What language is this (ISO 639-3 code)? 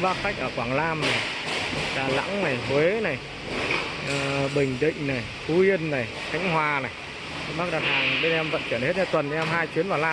vie